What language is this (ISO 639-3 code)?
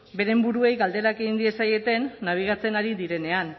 eus